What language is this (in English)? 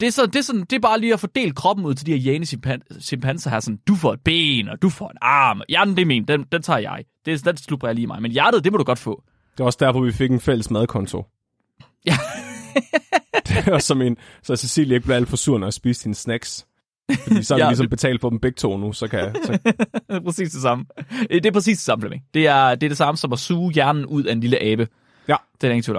Danish